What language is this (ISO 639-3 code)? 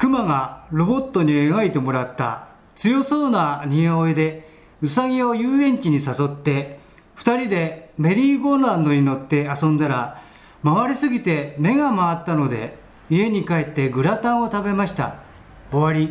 jpn